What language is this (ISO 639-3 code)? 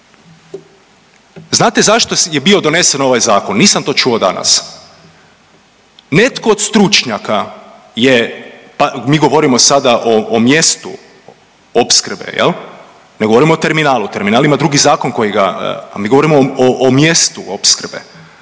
hrv